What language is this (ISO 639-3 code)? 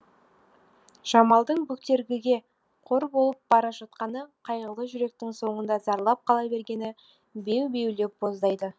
kaz